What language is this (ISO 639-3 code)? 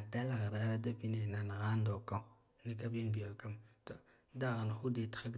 gdf